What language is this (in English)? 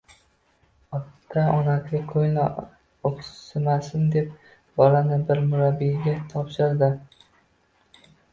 Uzbek